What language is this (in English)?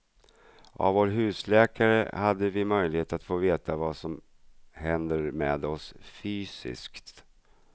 Swedish